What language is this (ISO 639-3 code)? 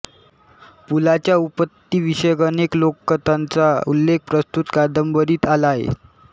mar